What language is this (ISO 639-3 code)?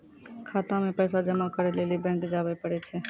mai